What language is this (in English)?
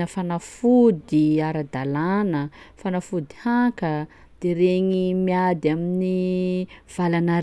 Sakalava Malagasy